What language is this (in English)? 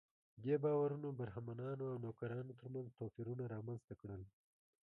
Pashto